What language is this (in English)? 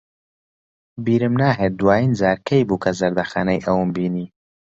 Central Kurdish